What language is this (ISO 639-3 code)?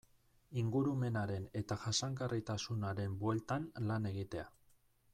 eus